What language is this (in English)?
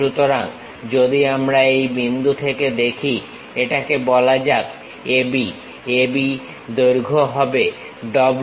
Bangla